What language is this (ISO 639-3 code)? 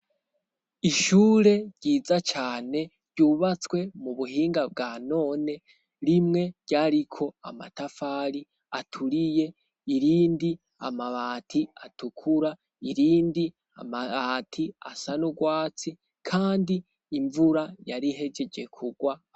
run